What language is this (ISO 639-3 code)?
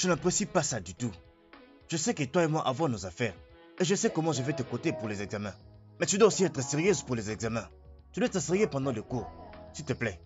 fra